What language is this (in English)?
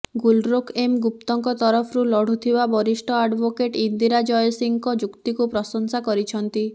Odia